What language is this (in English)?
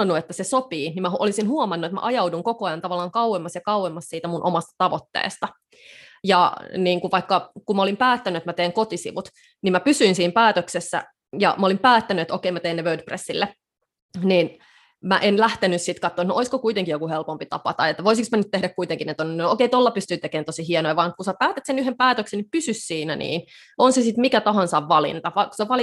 Finnish